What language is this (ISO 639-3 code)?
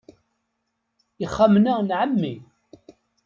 kab